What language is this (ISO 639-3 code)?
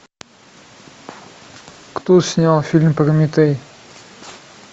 rus